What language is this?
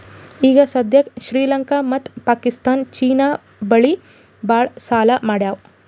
Kannada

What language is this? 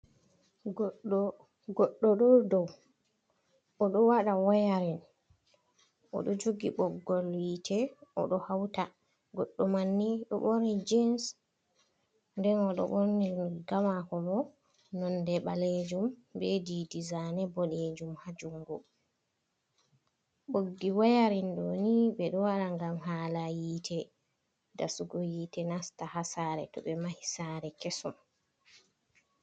Fula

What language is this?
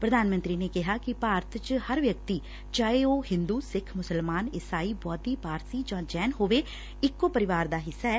Punjabi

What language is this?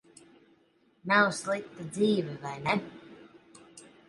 Latvian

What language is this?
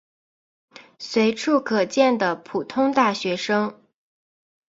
Chinese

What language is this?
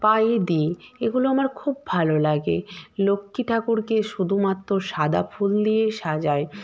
Bangla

